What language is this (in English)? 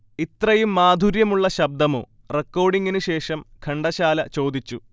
Malayalam